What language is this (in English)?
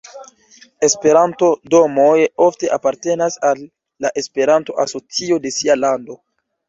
Esperanto